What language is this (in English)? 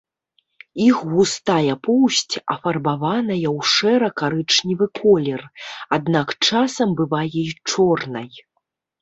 Belarusian